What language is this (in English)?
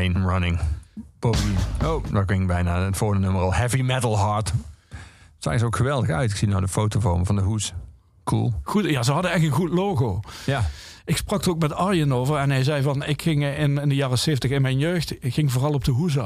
Dutch